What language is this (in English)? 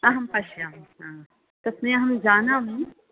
Sanskrit